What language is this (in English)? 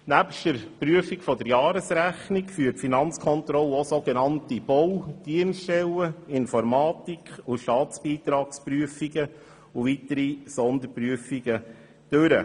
Swiss German